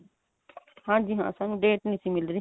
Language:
Punjabi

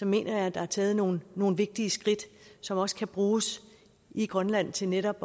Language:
Danish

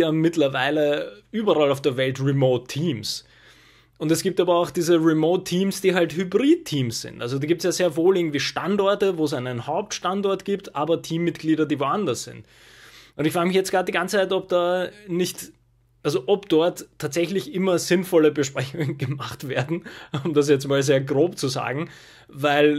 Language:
German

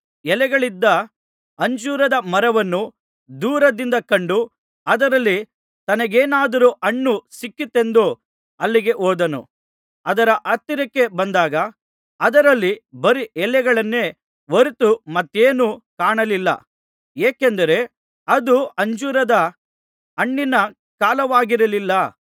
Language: Kannada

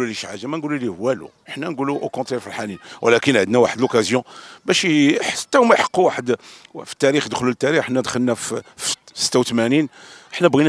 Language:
Arabic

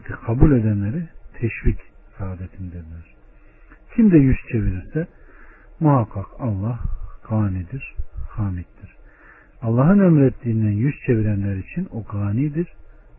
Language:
Turkish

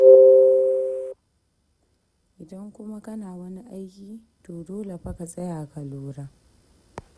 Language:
Hausa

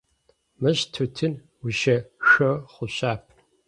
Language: Adyghe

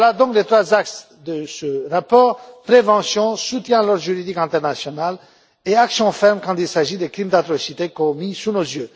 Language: French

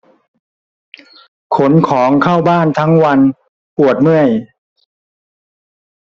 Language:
Thai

